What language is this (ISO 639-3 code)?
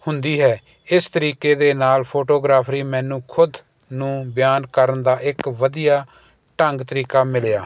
pan